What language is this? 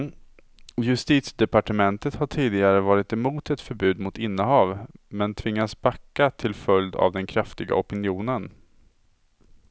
Swedish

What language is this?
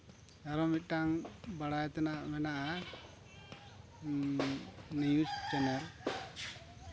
Santali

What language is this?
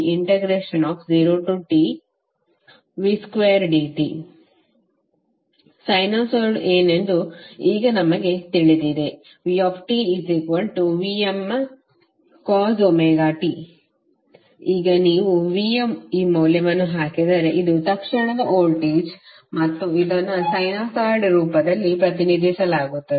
Kannada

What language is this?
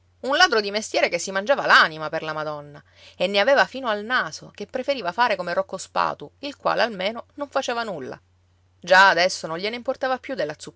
Italian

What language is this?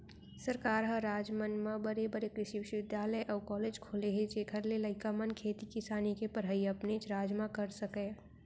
Chhattisgarhi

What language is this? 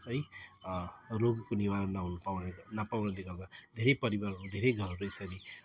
Nepali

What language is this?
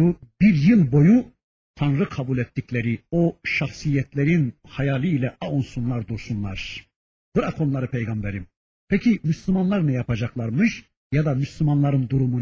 Turkish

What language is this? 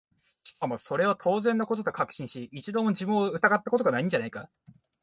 Japanese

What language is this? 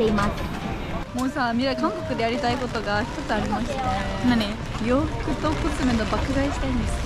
Japanese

